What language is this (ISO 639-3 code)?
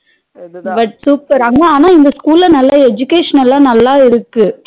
tam